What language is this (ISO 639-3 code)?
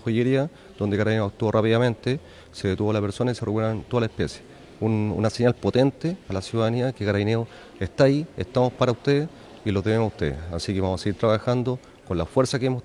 spa